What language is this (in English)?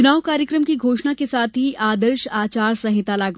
Hindi